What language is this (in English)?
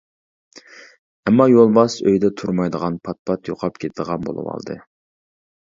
Uyghur